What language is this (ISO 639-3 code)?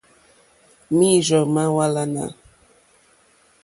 bri